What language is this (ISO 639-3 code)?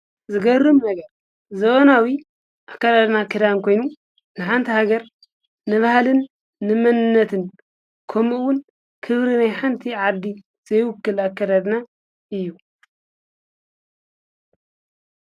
tir